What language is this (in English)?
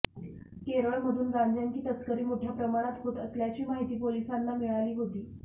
Marathi